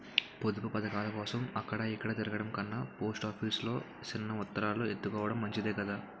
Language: Telugu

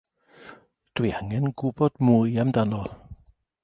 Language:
Welsh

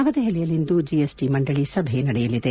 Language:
Kannada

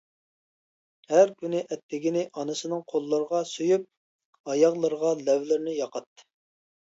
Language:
Uyghur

